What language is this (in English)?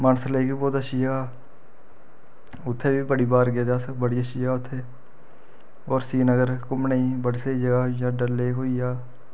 Dogri